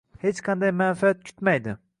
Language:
Uzbek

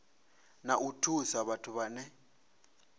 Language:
Venda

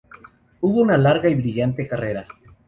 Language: Spanish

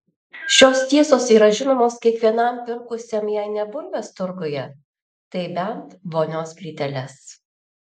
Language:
Lithuanian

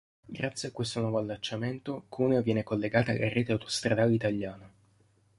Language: Italian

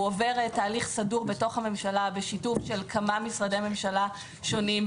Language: Hebrew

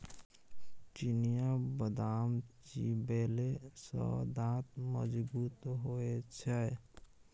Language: Maithili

